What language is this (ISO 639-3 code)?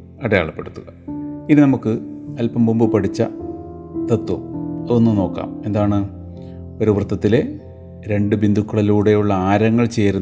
mal